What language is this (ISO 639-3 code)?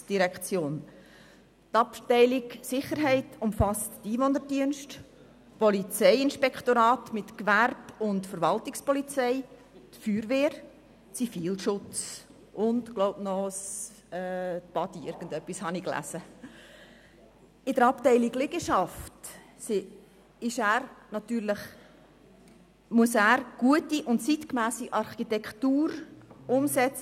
gsw